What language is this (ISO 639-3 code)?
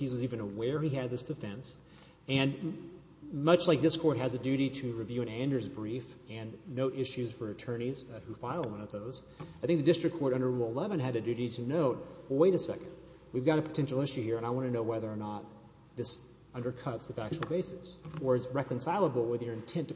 eng